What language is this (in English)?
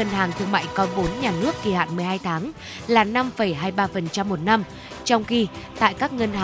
Vietnamese